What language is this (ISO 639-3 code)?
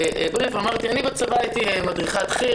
heb